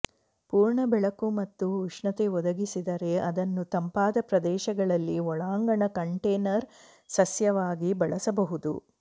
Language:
Kannada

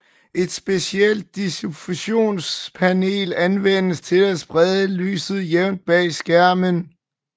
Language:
Danish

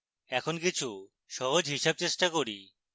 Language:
Bangla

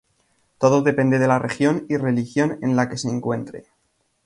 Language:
Spanish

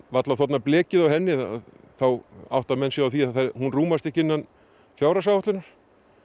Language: Icelandic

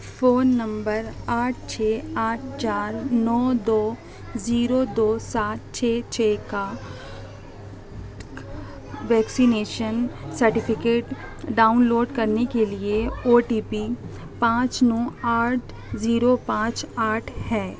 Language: Urdu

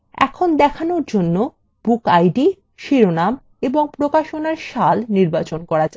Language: Bangla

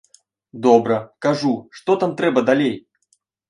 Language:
Belarusian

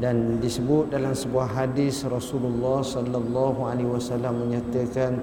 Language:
Malay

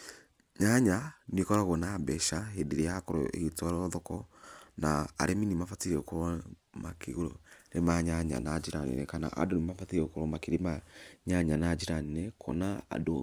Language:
Kikuyu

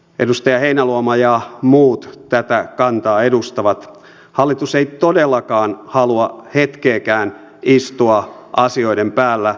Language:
Finnish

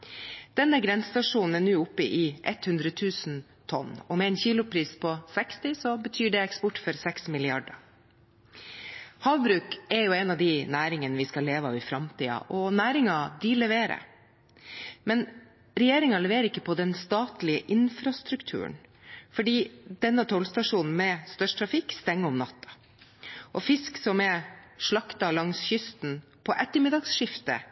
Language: Norwegian Bokmål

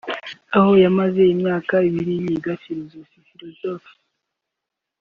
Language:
Kinyarwanda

